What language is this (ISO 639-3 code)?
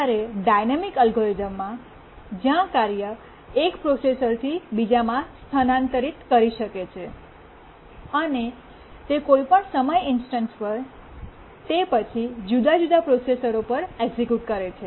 guj